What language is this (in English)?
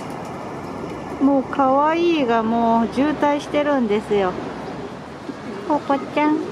Japanese